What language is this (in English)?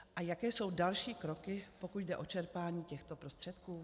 Czech